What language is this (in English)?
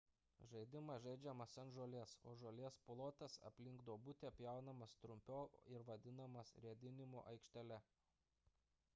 Lithuanian